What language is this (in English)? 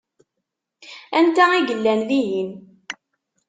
Kabyle